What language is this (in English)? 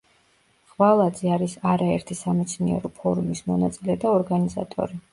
Georgian